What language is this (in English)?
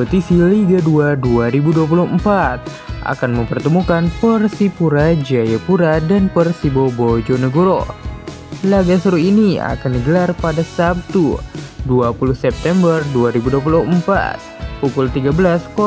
Indonesian